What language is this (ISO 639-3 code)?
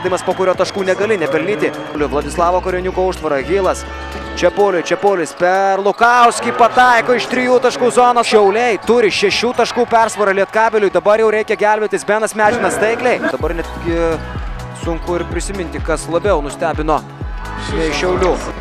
lit